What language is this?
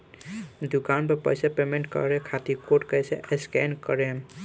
Bhojpuri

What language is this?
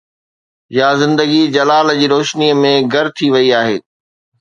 Sindhi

